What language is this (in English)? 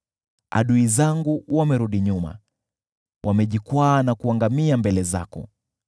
Swahili